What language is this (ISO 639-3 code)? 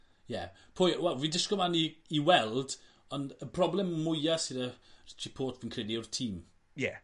cym